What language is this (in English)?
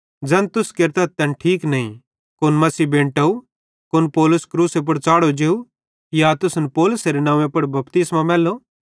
Bhadrawahi